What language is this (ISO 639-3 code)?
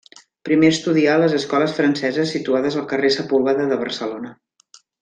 cat